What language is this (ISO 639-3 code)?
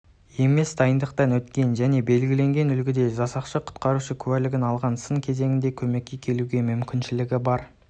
kaz